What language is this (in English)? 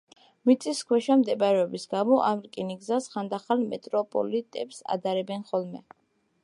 Georgian